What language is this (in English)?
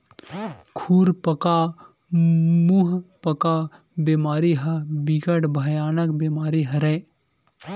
Chhattisgarhi